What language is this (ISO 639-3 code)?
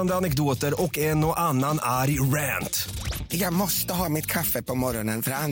swe